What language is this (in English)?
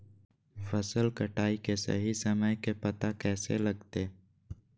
Magahi